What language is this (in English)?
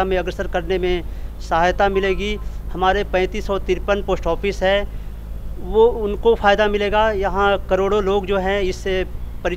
Hindi